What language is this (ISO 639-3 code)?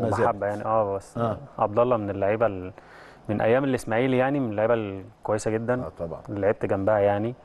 ara